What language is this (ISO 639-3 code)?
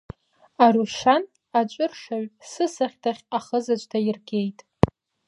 abk